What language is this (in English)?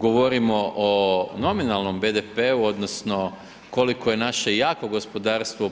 Croatian